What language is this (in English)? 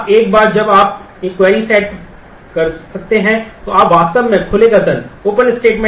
Hindi